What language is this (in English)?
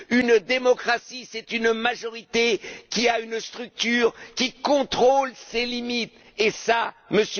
French